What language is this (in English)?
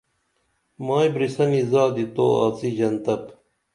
Dameli